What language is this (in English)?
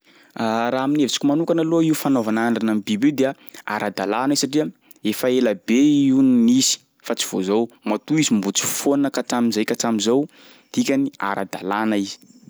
Sakalava Malagasy